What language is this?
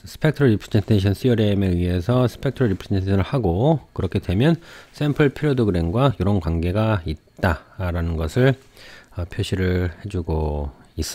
Korean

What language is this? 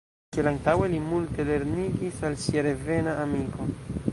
Esperanto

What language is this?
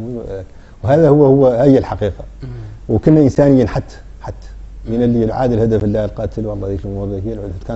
Arabic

